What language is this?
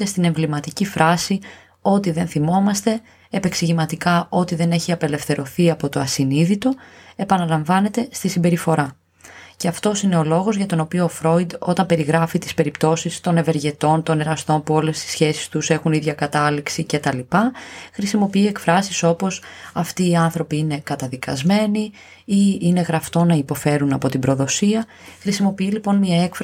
Greek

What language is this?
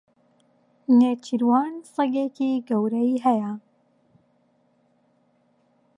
Central Kurdish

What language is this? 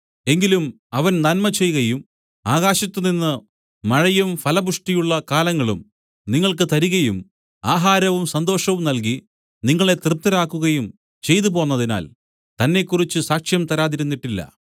Malayalam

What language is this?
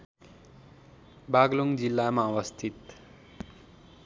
Nepali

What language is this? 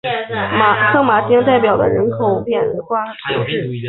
Chinese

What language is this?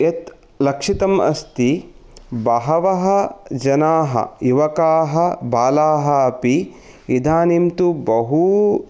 Sanskrit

